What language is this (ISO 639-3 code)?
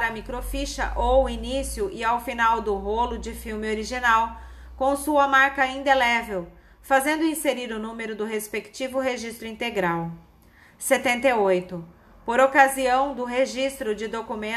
por